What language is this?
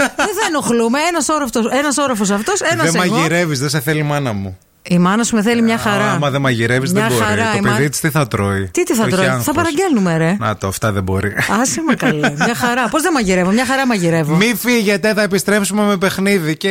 Greek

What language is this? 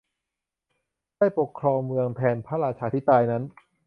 Thai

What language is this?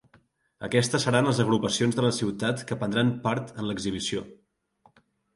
Catalan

